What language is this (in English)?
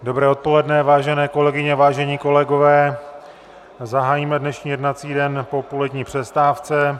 Czech